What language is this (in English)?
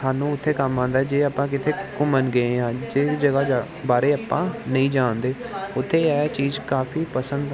Punjabi